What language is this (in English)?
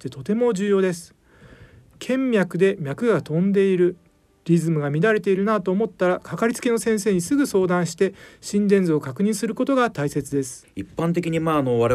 Japanese